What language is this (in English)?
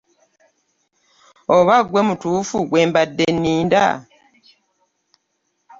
Ganda